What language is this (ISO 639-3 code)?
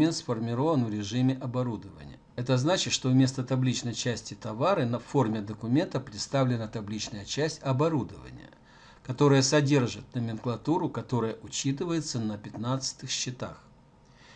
rus